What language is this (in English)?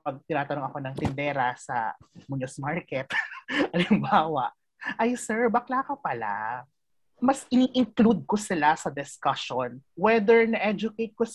Filipino